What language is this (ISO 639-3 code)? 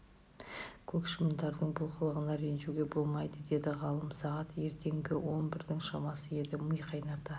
kaz